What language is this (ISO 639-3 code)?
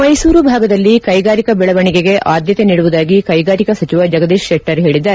kan